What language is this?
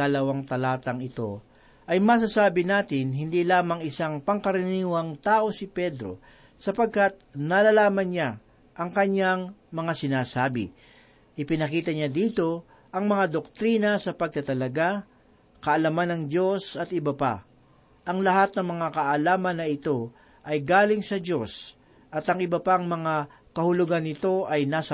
Filipino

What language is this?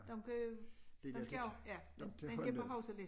Danish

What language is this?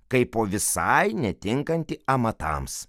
Lithuanian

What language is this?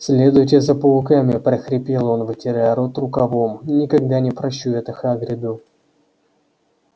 Russian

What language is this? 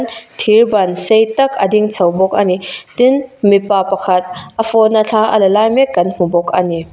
Mizo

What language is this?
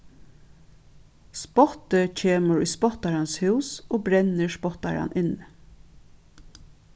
Faroese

